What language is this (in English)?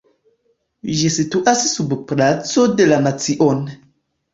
Esperanto